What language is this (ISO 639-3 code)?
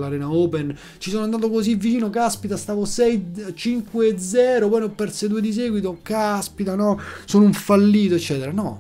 ita